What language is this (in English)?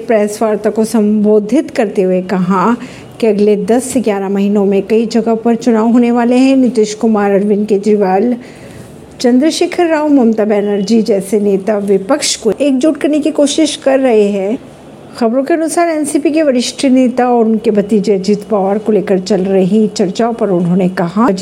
Hindi